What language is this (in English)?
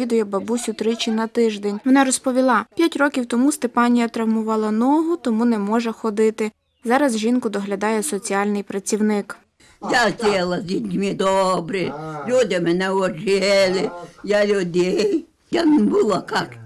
Ukrainian